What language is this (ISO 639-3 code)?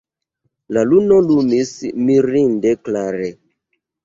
epo